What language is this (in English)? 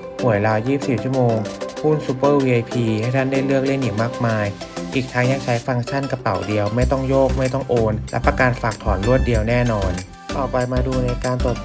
Thai